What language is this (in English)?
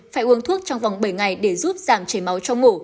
Vietnamese